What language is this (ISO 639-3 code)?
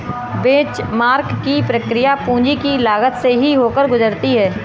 hin